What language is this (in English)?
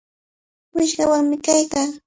Cajatambo North Lima Quechua